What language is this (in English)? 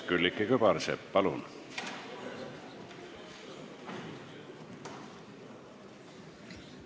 Estonian